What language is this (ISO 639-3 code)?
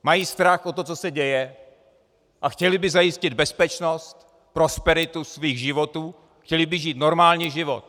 ces